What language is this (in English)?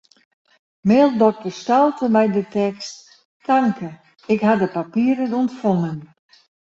Western Frisian